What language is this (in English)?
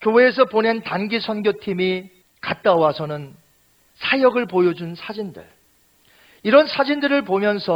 Korean